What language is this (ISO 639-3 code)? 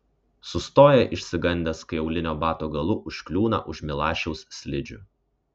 lit